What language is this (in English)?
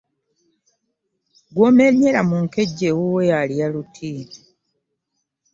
Ganda